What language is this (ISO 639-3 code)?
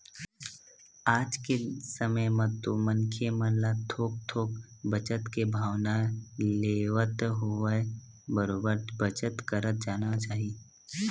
hne